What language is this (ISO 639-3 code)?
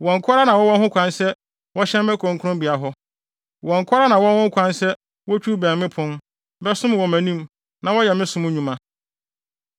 aka